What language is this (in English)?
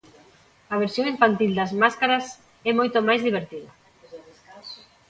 Galician